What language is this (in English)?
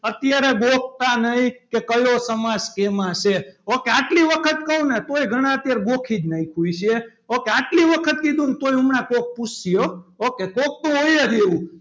Gujarati